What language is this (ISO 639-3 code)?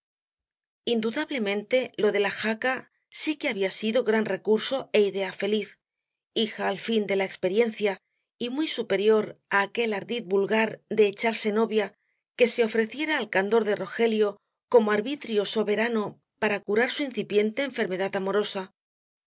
spa